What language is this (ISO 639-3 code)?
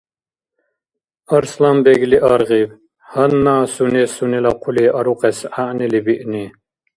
dar